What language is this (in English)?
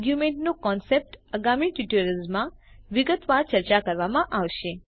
Gujarati